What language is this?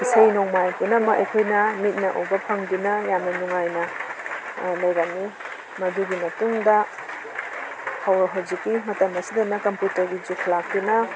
Manipuri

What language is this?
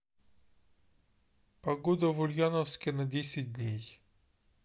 Russian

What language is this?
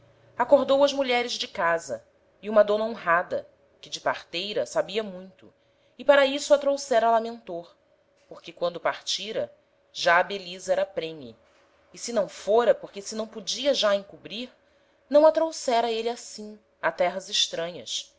Portuguese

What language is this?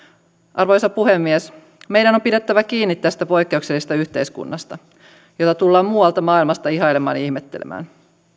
Finnish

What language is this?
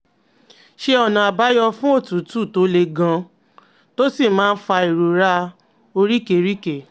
Yoruba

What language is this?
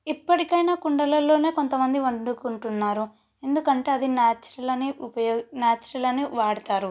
Telugu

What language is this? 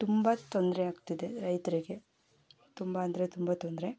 Kannada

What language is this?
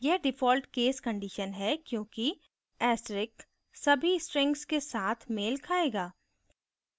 Hindi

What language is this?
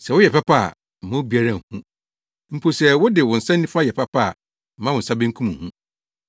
Akan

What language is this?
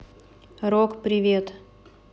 Russian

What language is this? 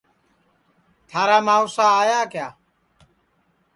Sansi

